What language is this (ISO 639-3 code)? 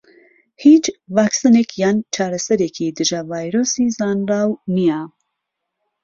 ckb